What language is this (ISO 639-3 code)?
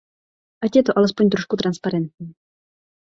ces